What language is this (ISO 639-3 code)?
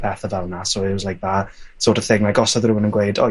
cym